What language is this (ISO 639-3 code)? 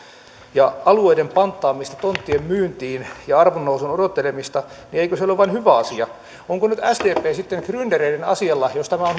fin